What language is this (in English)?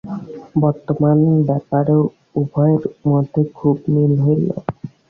Bangla